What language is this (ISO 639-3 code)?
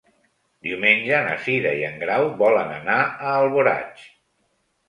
cat